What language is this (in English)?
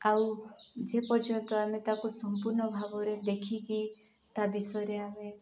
Odia